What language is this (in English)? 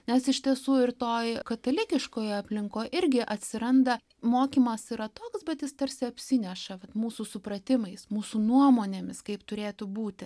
Lithuanian